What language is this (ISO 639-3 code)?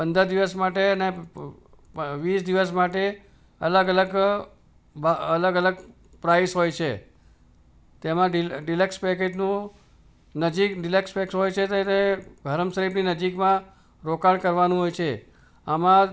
guj